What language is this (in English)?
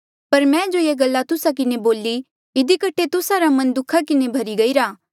Mandeali